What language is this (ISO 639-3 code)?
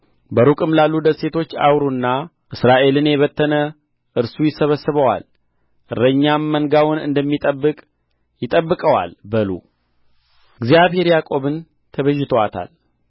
amh